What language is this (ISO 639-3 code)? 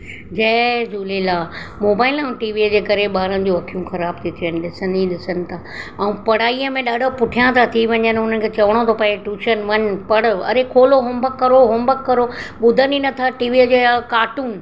snd